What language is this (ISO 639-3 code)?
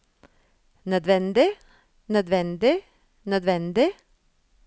nor